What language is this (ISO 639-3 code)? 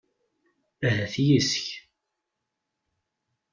kab